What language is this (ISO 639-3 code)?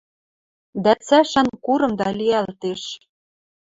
mrj